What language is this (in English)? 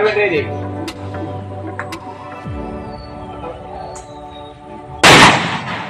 Filipino